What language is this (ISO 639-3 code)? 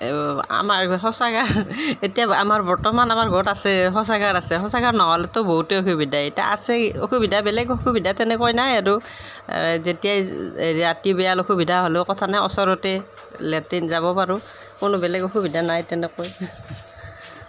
asm